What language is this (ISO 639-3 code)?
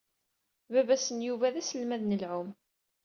kab